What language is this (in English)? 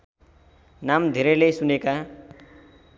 Nepali